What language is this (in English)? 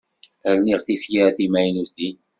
Kabyle